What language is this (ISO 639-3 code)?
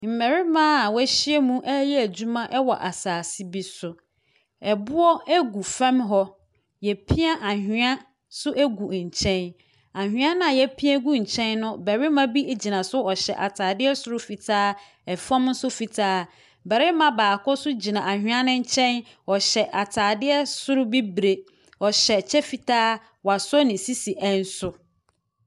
aka